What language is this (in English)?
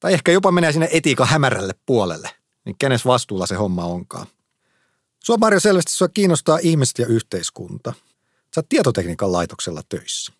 Finnish